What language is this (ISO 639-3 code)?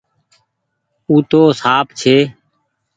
gig